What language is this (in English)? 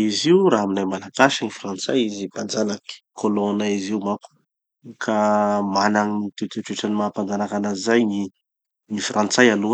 Tanosy Malagasy